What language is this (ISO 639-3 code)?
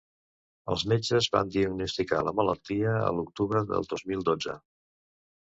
cat